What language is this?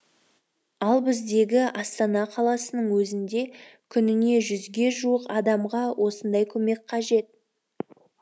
Kazakh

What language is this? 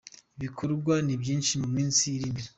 Kinyarwanda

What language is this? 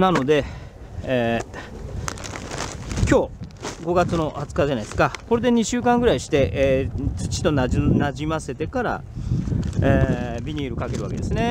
Japanese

